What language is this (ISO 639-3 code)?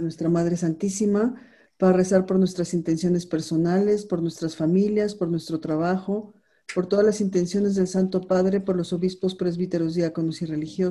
spa